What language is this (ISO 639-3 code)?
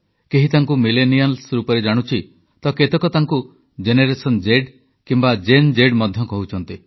ori